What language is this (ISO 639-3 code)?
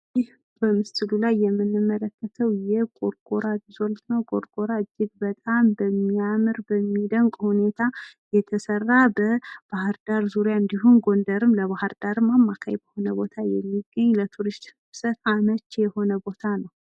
amh